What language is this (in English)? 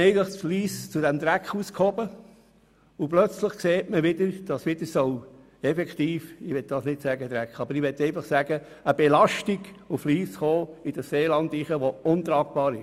Swiss German